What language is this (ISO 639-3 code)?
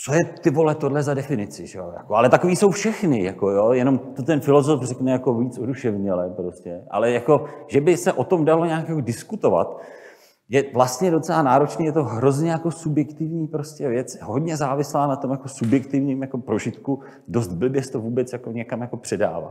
ces